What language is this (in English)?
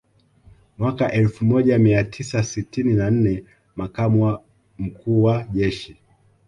Swahili